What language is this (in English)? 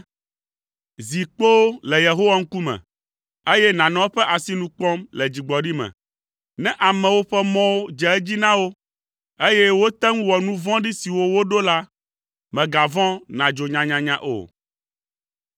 Ewe